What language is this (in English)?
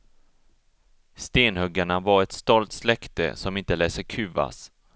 Swedish